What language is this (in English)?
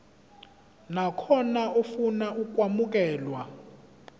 Zulu